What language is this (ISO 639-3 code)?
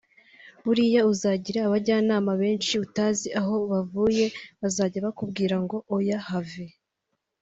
kin